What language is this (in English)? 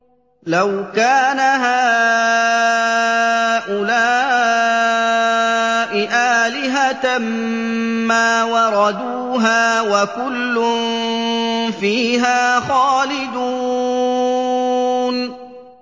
Arabic